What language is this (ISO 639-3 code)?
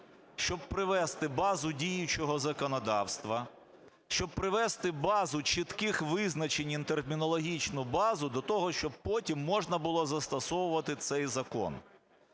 ukr